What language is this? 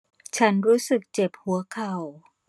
Thai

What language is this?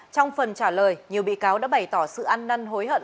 Vietnamese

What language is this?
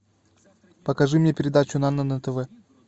Russian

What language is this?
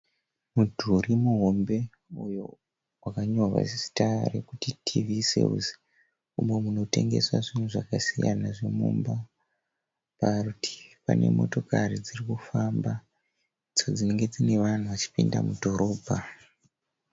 Shona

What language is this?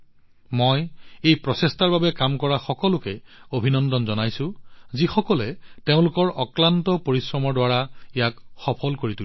Assamese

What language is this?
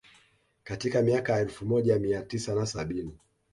Swahili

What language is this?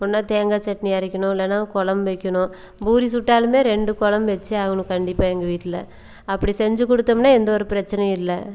Tamil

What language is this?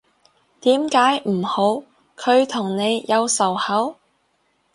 Cantonese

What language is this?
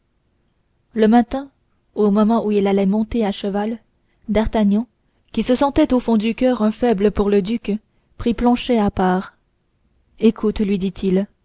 French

